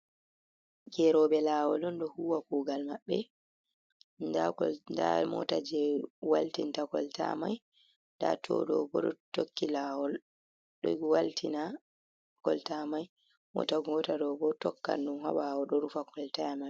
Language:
Fula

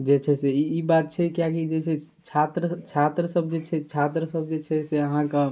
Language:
Maithili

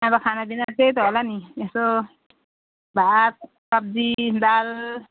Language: Nepali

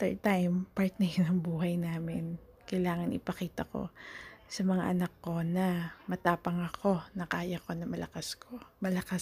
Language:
Filipino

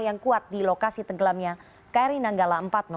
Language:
Indonesian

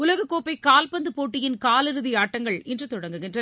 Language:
Tamil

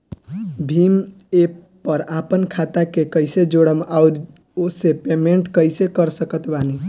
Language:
Bhojpuri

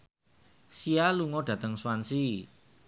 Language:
Javanese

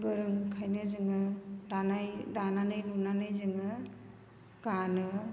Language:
Bodo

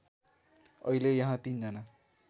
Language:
Nepali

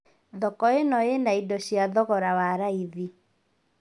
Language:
Kikuyu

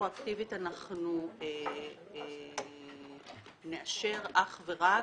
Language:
Hebrew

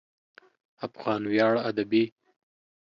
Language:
Pashto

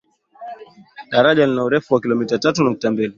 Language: Swahili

